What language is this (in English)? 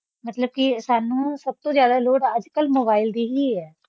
Punjabi